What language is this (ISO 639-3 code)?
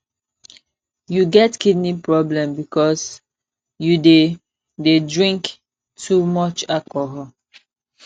pcm